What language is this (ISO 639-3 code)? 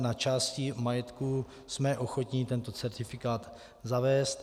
ces